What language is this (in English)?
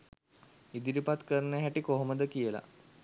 Sinhala